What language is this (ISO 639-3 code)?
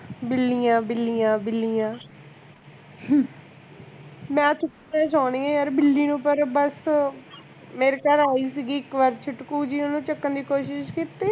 pan